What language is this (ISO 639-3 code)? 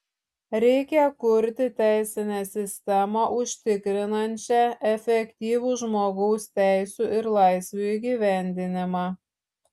lit